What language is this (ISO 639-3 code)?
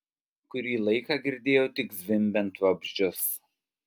lit